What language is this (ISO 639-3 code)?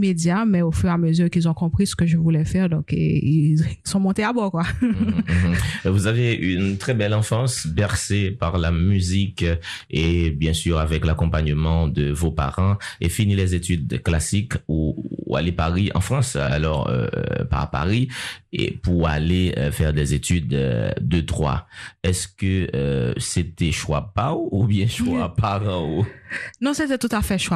fra